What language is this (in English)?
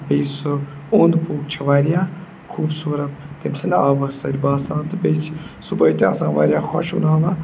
Kashmiri